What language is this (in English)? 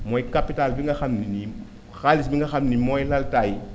Wolof